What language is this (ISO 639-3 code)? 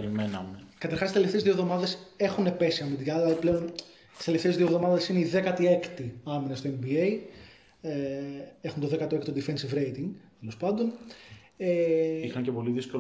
ell